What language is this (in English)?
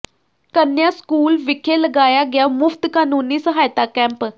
Punjabi